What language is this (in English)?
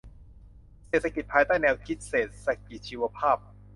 Thai